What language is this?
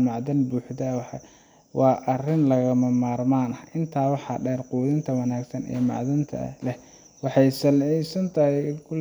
Somali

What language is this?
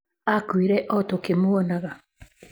Kikuyu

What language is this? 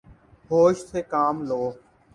Urdu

